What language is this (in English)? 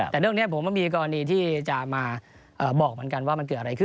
Thai